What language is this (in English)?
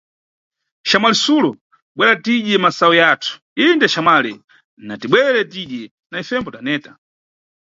Nyungwe